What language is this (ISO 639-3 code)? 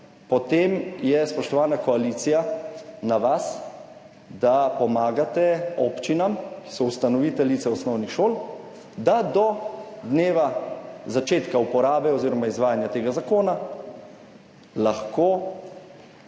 slv